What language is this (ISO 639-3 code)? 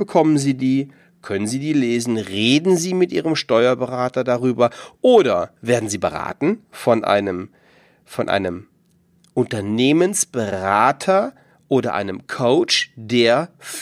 deu